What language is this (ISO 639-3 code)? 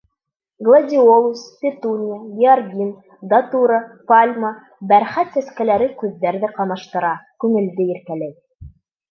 bak